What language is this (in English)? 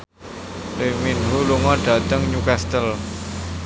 Javanese